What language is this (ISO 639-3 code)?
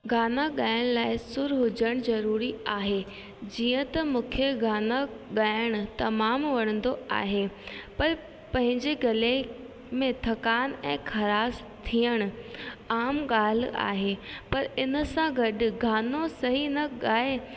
snd